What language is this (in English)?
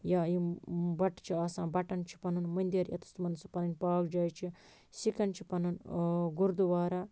Kashmiri